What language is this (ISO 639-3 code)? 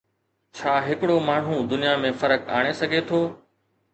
snd